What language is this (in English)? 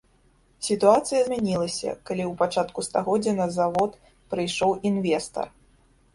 Belarusian